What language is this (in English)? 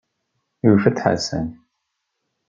Kabyle